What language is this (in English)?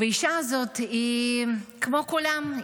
Hebrew